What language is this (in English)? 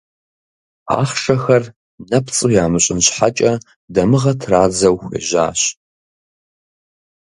Kabardian